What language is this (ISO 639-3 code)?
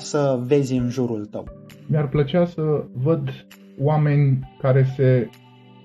ron